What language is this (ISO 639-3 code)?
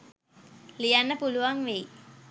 sin